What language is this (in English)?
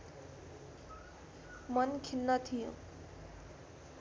Nepali